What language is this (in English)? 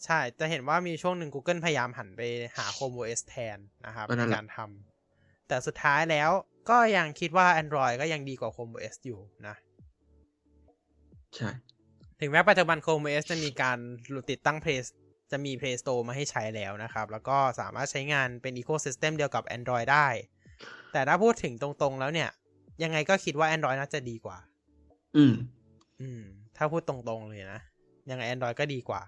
Thai